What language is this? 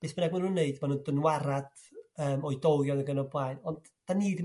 Welsh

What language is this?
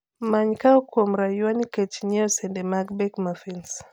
Luo (Kenya and Tanzania)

